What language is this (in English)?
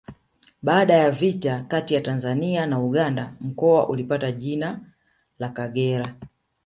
Swahili